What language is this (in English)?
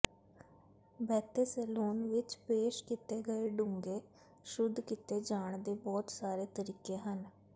Punjabi